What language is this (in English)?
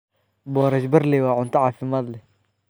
Somali